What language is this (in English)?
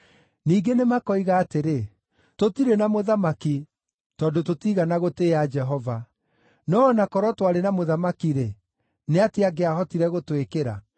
Kikuyu